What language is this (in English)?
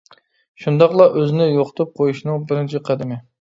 Uyghur